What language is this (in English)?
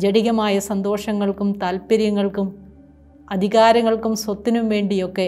Malayalam